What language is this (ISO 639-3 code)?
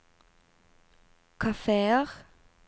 nor